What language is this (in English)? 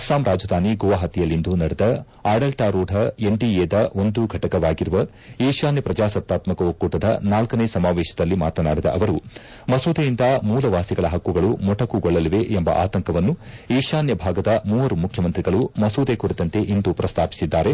Kannada